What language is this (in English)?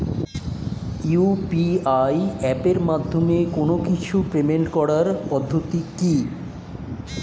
Bangla